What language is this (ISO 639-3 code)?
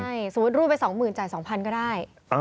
tha